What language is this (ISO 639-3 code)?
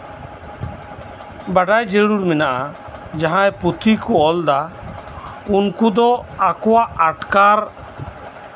sat